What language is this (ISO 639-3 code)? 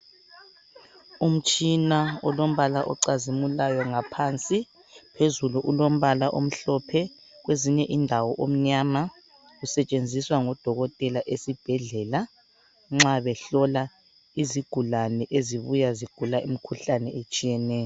nde